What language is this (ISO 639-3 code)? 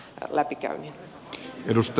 fin